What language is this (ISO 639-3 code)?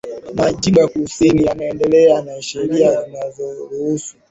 swa